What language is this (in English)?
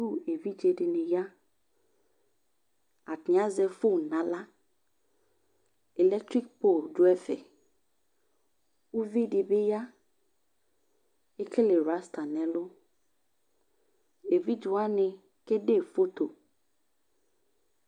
Ikposo